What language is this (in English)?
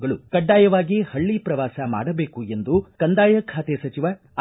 Kannada